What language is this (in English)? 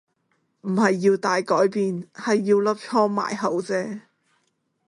Cantonese